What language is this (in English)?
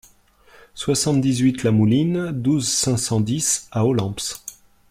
French